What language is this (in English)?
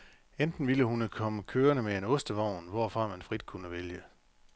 Danish